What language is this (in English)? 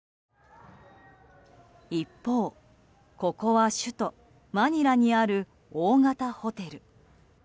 Japanese